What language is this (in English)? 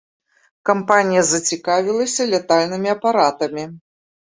Belarusian